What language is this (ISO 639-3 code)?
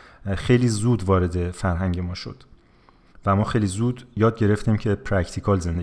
fas